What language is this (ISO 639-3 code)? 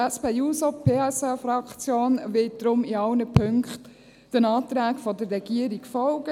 gsw